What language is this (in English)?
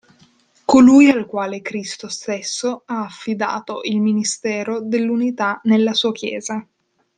Italian